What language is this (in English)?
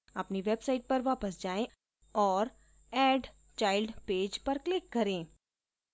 Hindi